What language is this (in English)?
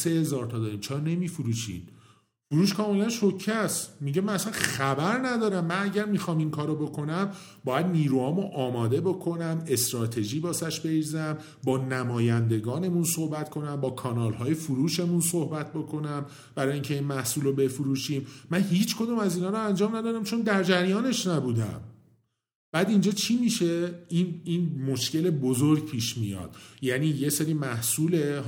Persian